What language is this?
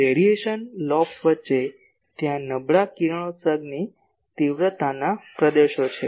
Gujarati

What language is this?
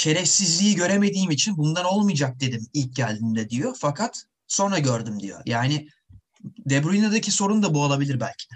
Turkish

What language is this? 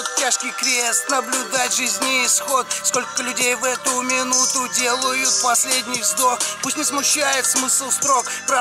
Russian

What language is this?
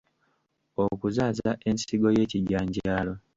Ganda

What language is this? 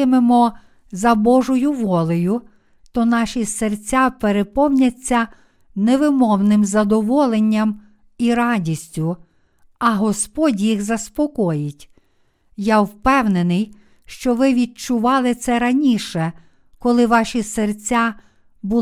Ukrainian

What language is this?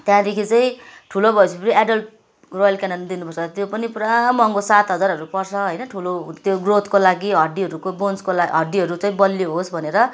Nepali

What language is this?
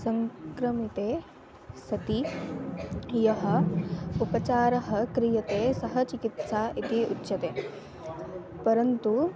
Sanskrit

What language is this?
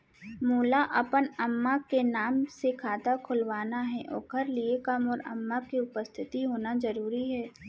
Chhattisgarhi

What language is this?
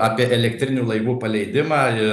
Lithuanian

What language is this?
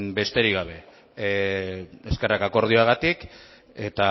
Basque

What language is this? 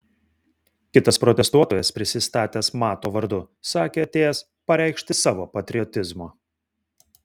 Lithuanian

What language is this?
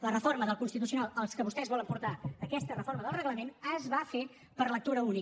Catalan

